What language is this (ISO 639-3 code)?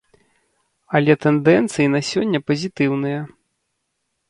bel